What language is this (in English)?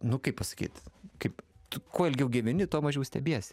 Lithuanian